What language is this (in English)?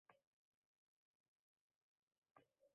Uzbek